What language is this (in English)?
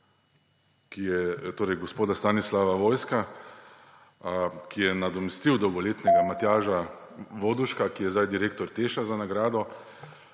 Slovenian